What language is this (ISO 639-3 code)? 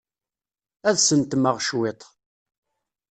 kab